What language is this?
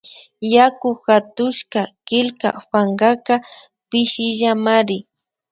Imbabura Highland Quichua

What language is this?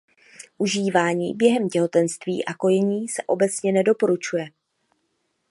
Czech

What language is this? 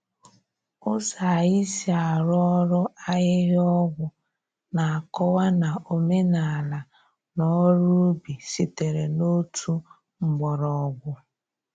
Igbo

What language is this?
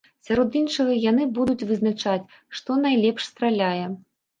Belarusian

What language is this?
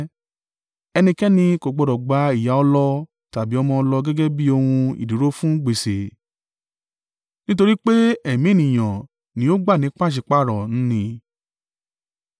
Yoruba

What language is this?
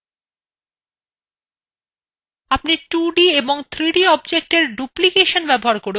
Bangla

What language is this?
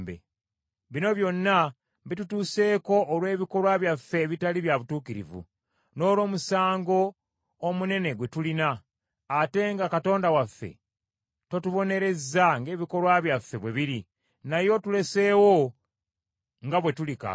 Ganda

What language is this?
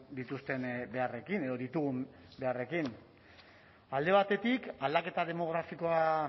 Basque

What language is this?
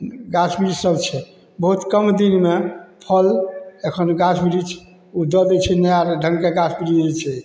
Maithili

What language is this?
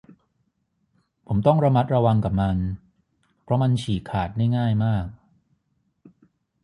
Thai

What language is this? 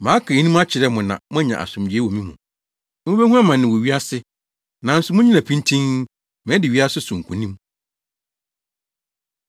Akan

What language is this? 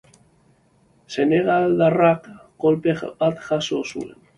Basque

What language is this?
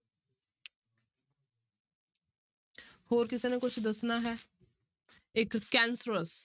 Punjabi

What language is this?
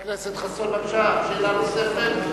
Hebrew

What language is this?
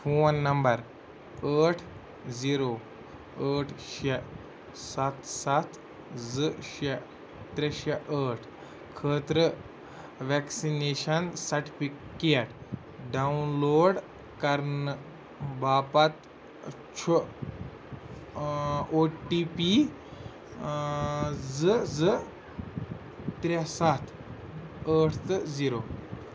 Kashmiri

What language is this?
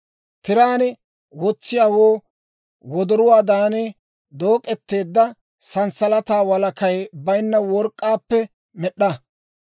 Dawro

